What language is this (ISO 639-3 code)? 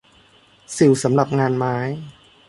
tha